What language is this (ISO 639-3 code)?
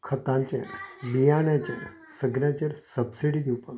kok